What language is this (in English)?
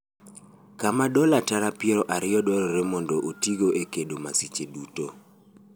Luo (Kenya and Tanzania)